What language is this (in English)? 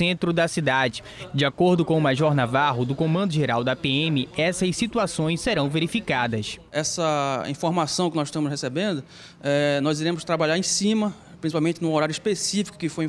Portuguese